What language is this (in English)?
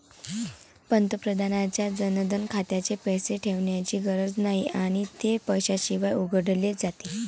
Marathi